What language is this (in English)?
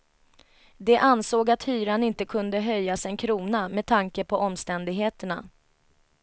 Swedish